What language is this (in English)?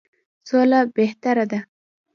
Pashto